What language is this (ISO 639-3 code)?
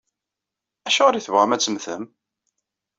kab